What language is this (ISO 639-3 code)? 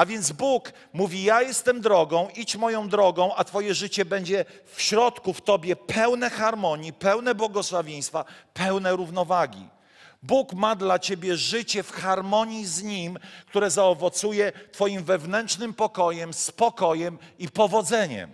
pol